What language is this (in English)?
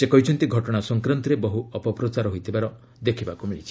Odia